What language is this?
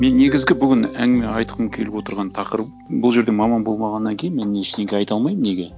Kazakh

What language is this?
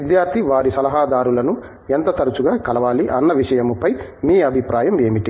Telugu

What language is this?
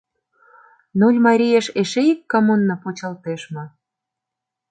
Mari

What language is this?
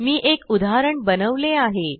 Marathi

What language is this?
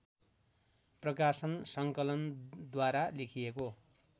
Nepali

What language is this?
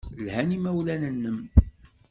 Kabyle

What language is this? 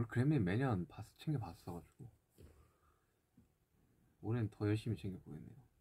Korean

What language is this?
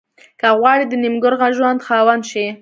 Pashto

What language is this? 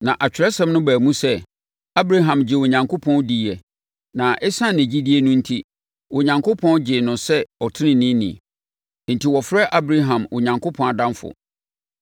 Akan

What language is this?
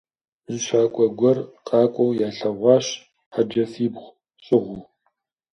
Kabardian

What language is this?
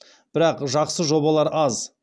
Kazakh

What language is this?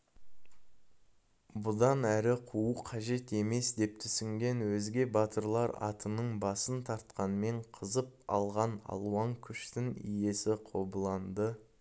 Kazakh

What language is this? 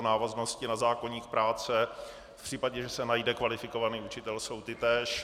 Czech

